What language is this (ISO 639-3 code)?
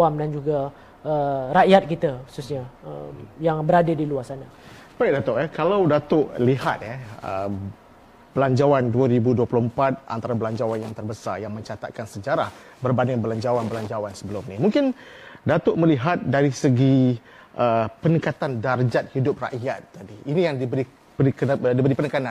msa